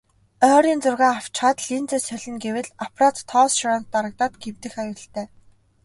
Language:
Mongolian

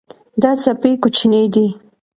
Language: Pashto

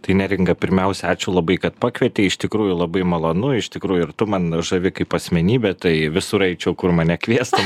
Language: Lithuanian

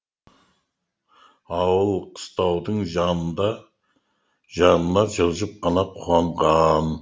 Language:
Kazakh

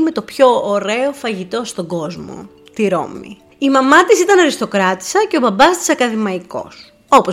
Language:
Greek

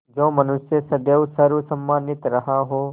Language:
Hindi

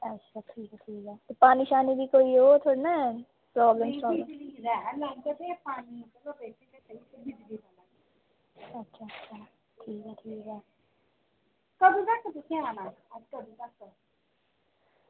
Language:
Dogri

